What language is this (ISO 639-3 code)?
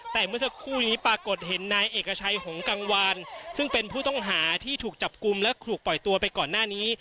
tha